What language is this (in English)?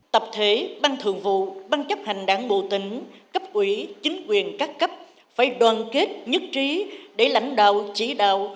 Vietnamese